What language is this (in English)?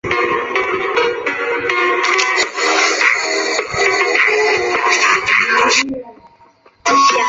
Chinese